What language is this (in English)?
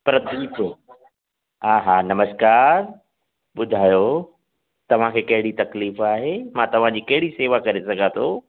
Sindhi